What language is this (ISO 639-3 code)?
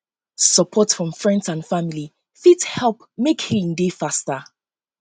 pcm